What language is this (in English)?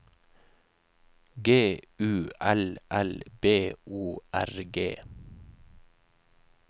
Norwegian